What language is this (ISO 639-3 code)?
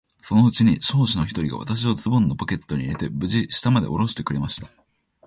jpn